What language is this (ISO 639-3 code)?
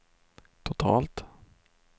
swe